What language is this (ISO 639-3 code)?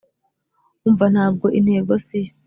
kin